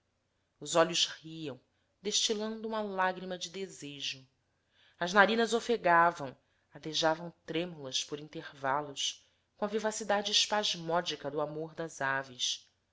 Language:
Portuguese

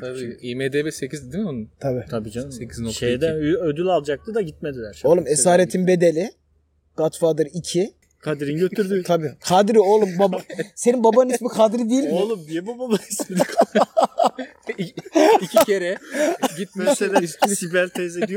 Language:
Turkish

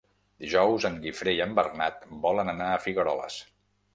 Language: Catalan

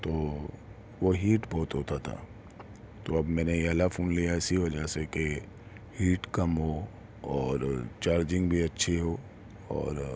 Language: Urdu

